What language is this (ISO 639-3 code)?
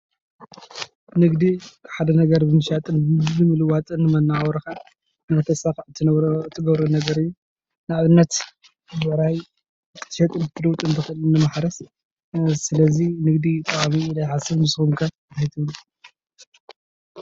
tir